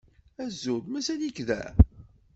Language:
Kabyle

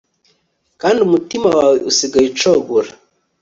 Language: Kinyarwanda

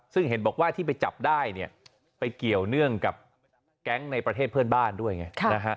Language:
Thai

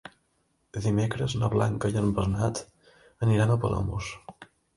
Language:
Catalan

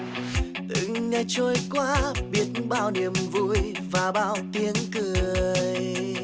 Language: Vietnamese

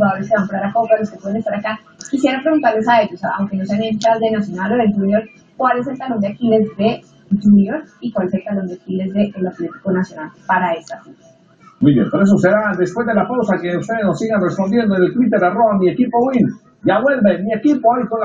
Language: Spanish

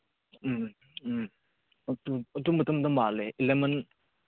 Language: Manipuri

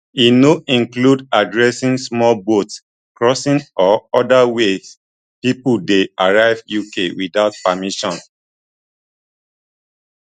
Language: Nigerian Pidgin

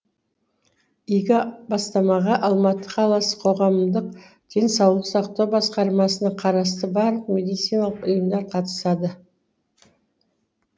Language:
Kazakh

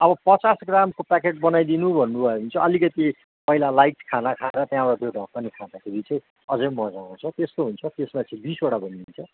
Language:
Nepali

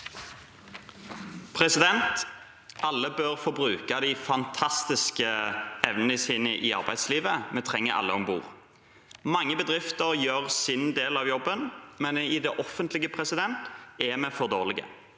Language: Norwegian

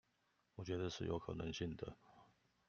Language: Chinese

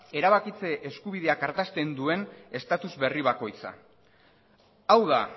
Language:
Basque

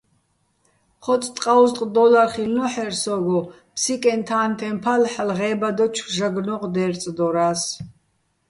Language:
Bats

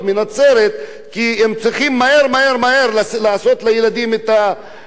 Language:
Hebrew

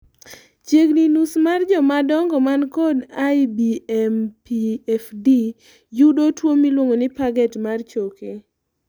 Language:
Luo (Kenya and Tanzania)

